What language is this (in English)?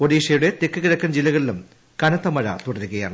Malayalam